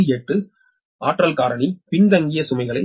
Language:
Tamil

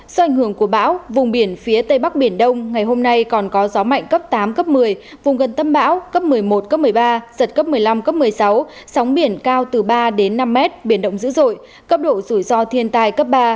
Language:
Vietnamese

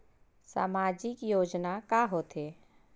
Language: Chhattisgarhi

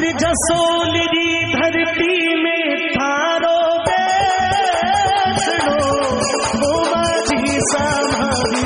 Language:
Marathi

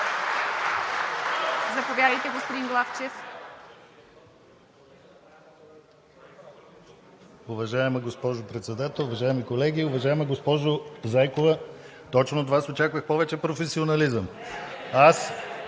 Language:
Bulgarian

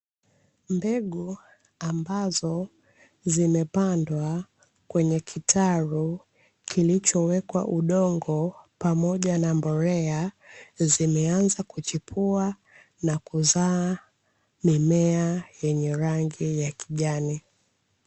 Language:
Swahili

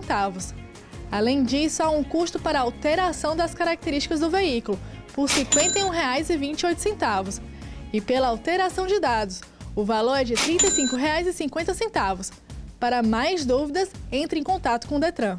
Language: Portuguese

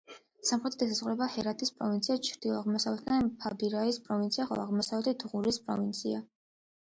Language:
Georgian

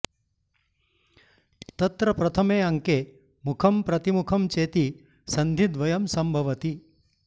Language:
Sanskrit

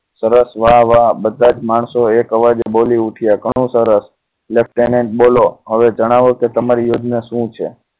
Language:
Gujarati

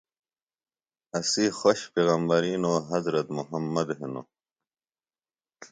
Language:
Phalura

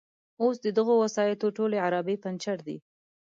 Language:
Pashto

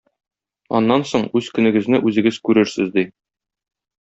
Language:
Tatar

